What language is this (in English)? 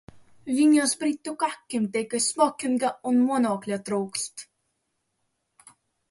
Latvian